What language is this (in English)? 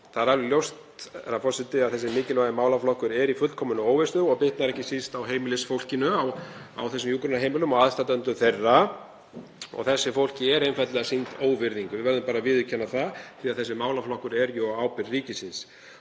Icelandic